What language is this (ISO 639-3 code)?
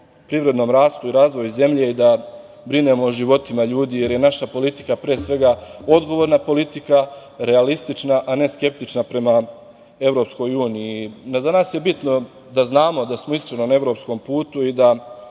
srp